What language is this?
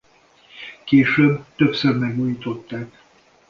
Hungarian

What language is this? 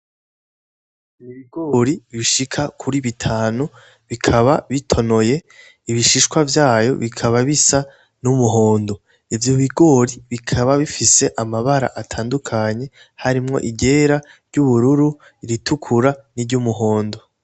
Rundi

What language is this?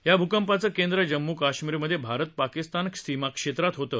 Marathi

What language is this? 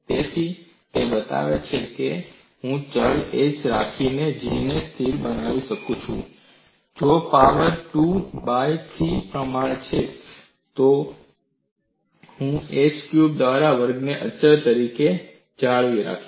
Gujarati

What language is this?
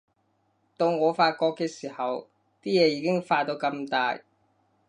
Cantonese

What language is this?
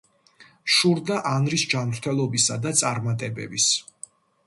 Georgian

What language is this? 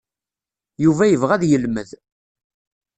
Kabyle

